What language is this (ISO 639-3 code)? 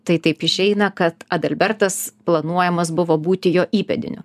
lit